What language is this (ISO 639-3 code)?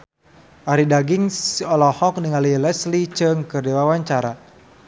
sun